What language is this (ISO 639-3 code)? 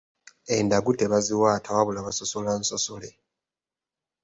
lug